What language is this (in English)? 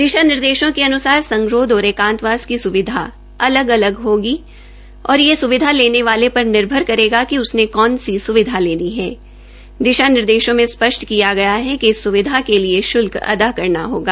Hindi